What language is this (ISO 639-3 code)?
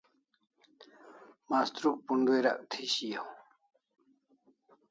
kls